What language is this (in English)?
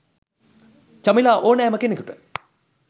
Sinhala